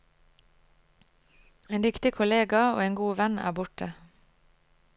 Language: Norwegian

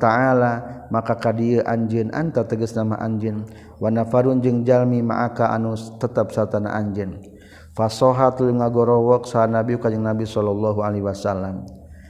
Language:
Malay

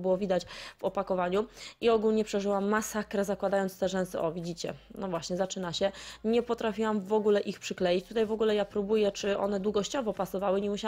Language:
Polish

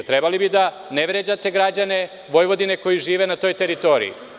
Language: Serbian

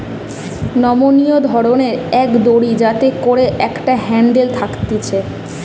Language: Bangla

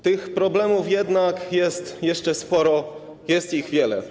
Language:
Polish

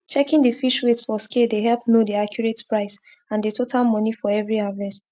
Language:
Nigerian Pidgin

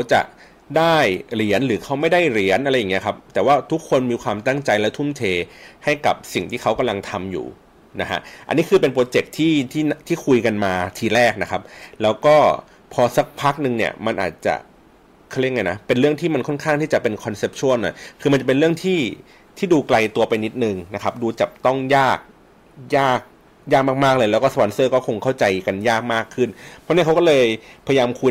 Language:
Thai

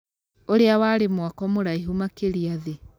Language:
Kikuyu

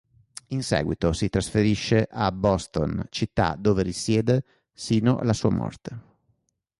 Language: Italian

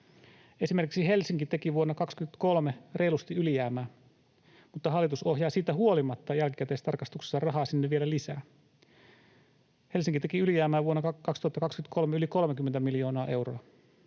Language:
Finnish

